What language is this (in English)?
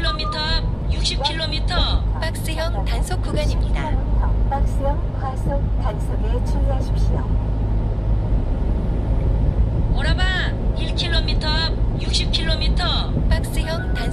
Korean